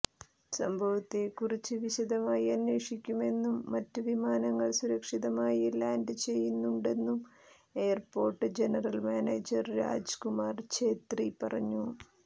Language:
Malayalam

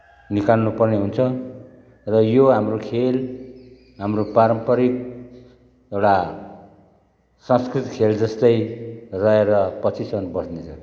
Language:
Nepali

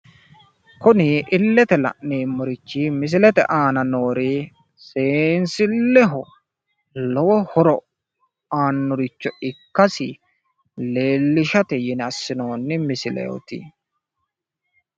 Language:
Sidamo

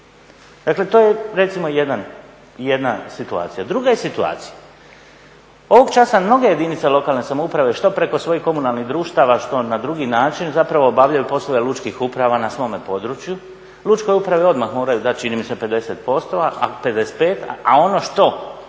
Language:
Croatian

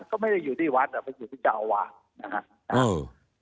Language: Thai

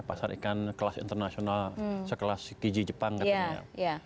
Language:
Indonesian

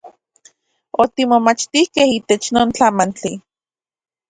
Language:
Central Puebla Nahuatl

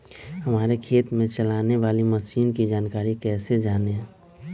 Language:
Magahi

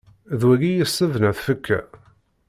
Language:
Kabyle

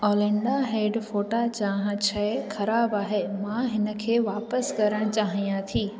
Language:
Sindhi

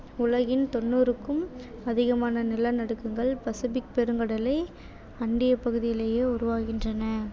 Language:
Tamil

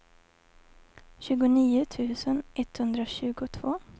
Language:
Swedish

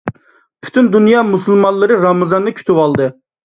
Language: Uyghur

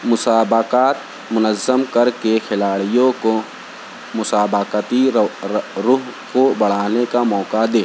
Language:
Urdu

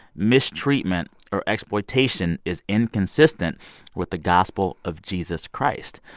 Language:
English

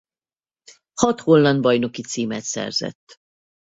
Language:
Hungarian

